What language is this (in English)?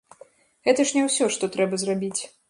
Belarusian